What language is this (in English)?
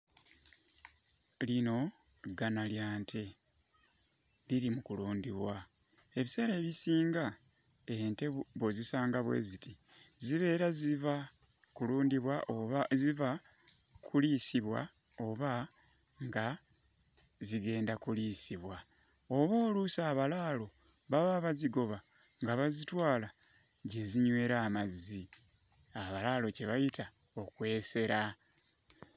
Ganda